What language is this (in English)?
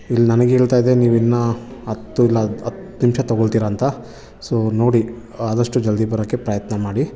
Kannada